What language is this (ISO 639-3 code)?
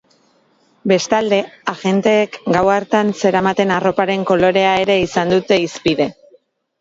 eus